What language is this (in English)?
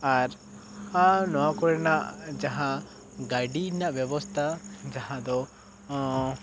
Santali